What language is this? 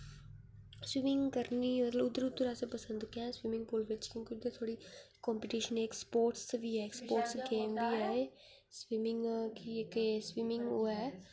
Dogri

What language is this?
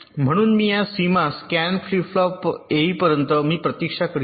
Marathi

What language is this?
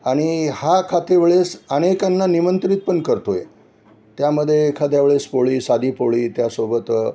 Marathi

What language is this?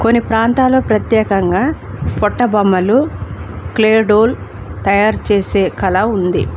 Telugu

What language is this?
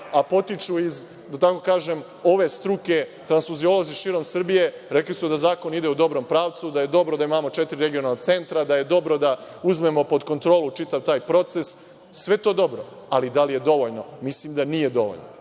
Serbian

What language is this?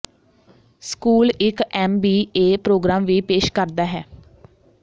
Punjabi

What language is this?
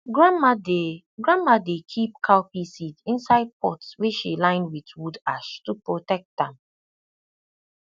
Nigerian Pidgin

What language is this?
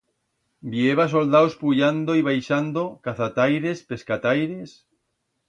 Aragonese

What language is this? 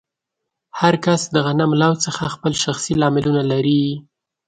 Pashto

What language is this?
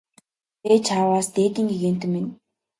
Mongolian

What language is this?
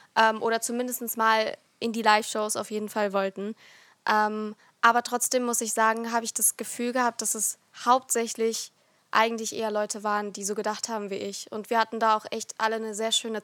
German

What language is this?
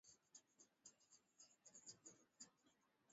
Swahili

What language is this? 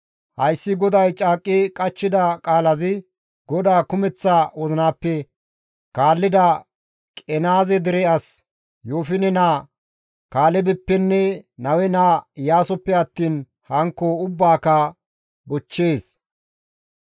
Gamo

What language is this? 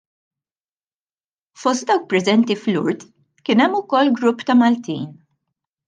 Maltese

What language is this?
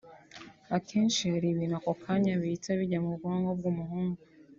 Kinyarwanda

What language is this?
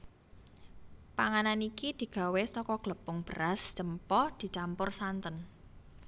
Javanese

